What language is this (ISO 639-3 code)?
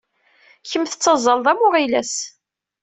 kab